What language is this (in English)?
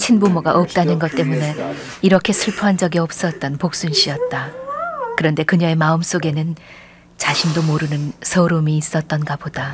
Korean